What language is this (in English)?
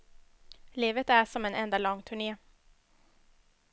Swedish